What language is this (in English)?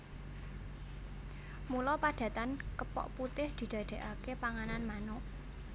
Javanese